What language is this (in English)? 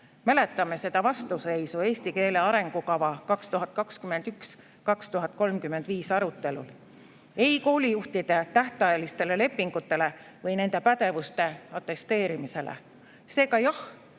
Estonian